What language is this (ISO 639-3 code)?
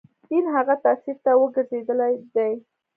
pus